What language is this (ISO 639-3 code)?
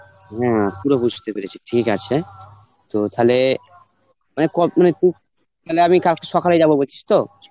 ben